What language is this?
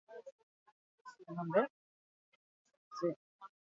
Basque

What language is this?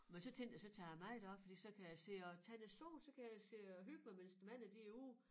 Danish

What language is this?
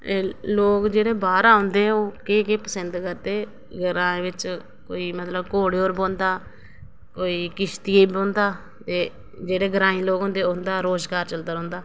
Dogri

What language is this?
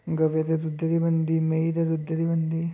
Dogri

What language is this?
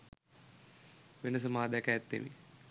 Sinhala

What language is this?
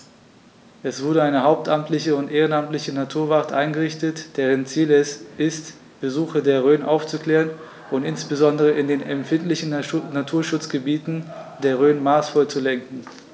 German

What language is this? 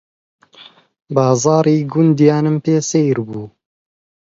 Central Kurdish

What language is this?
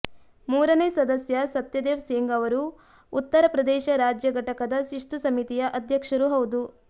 Kannada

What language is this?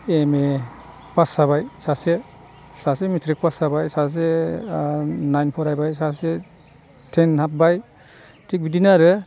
Bodo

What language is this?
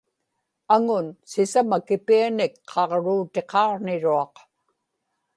Inupiaq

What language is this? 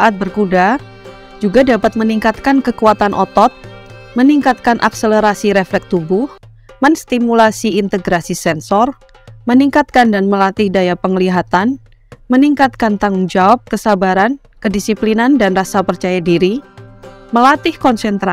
Indonesian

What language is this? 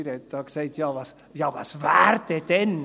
Swiss German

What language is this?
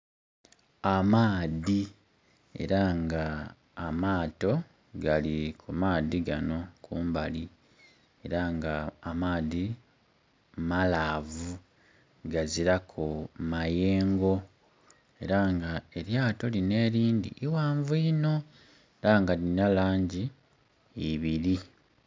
Soga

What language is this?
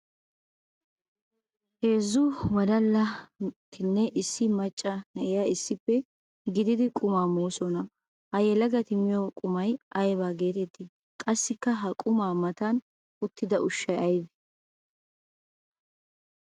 Wolaytta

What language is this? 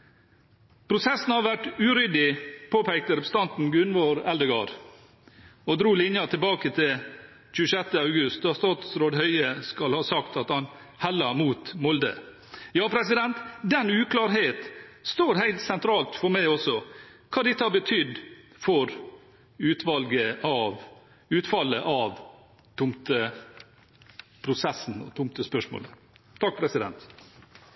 Norwegian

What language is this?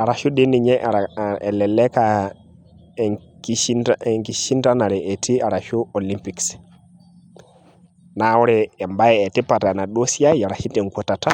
Masai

